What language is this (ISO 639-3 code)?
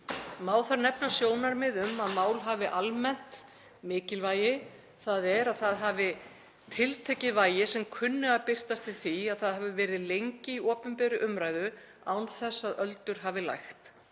isl